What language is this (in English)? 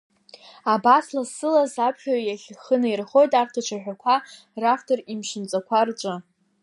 Abkhazian